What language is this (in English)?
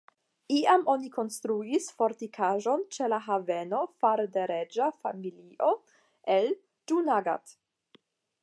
Esperanto